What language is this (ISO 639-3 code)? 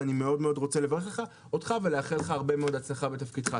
heb